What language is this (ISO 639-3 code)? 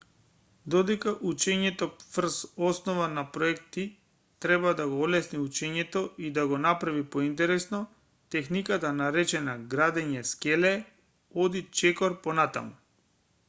mkd